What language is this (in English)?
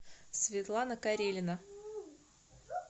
Russian